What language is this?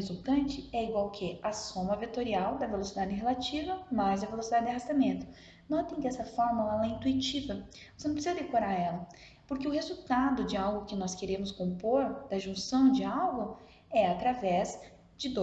Portuguese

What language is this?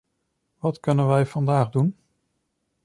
Dutch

